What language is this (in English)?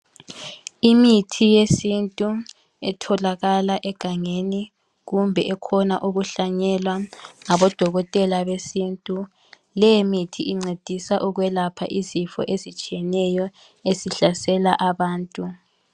North Ndebele